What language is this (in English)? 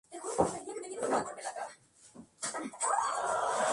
Spanish